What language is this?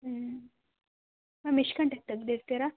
Kannada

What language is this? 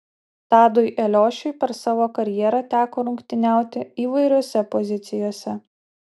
Lithuanian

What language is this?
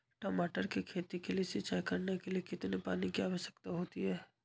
Magahi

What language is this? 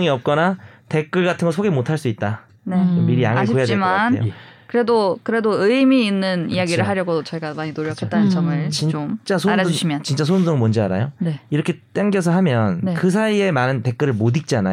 Korean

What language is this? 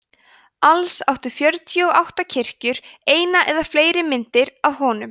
Icelandic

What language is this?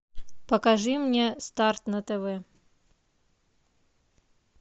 Russian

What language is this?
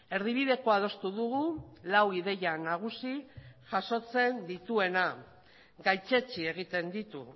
Basque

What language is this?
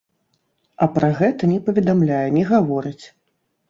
Belarusian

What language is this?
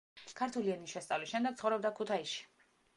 Georgian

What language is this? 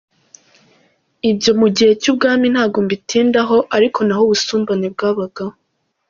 Kinyarwanda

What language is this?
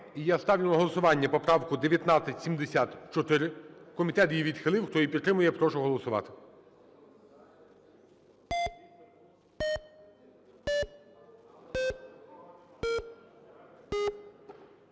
Ukrainian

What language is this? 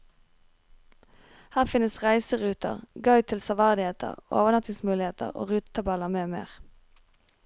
Norwegian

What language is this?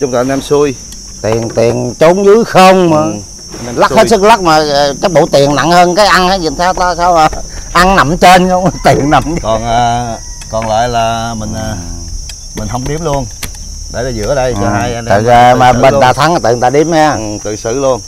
Vietnamese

